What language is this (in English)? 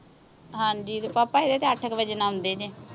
Punjabi